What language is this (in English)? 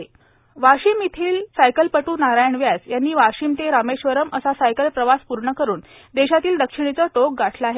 Marathi